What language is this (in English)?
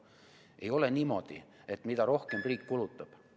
Estonian